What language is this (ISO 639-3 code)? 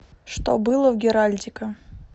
rus